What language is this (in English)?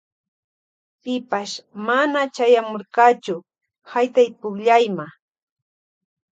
Loja Highland Quichua